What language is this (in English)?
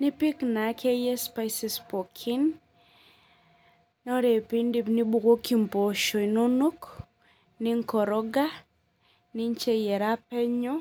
Masai